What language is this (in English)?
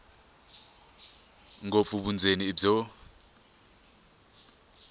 Tsonga